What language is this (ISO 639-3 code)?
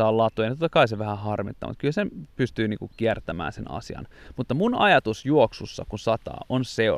fin